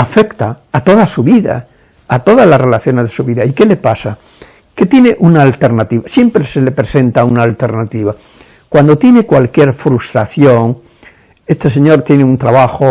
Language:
Spanish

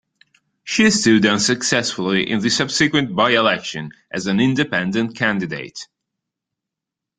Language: English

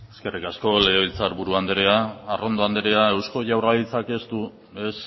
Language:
Basque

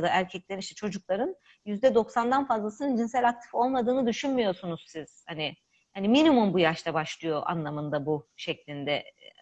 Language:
Turkish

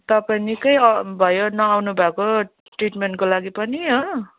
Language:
Nepali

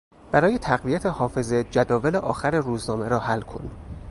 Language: Persian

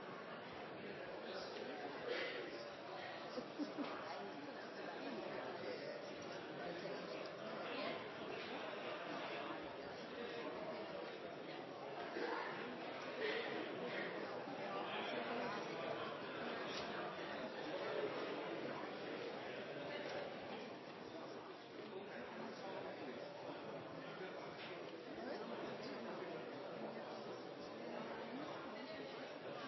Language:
Norwegian Nynorsk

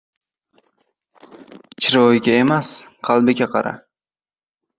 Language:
Uzbek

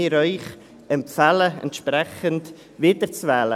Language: Swiss German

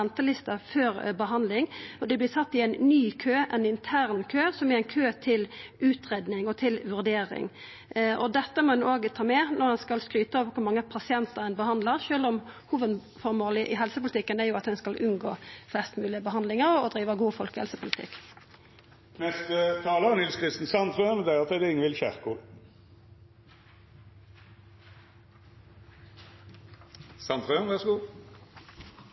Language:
Norwegian Nynorsk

